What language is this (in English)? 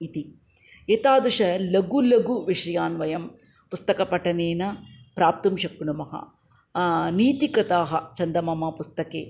Sanskrit